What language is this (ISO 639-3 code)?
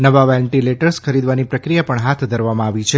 guj